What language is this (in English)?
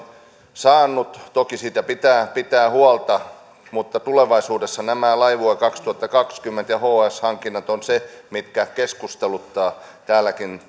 Finnish